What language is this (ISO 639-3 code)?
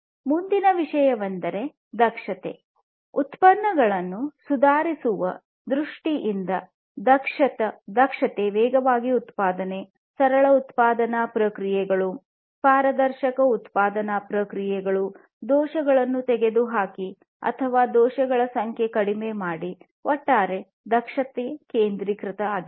kan